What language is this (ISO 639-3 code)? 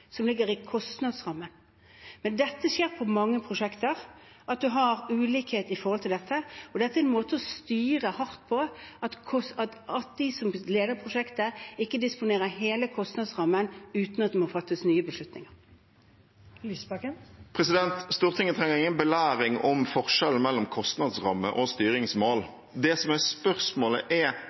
nor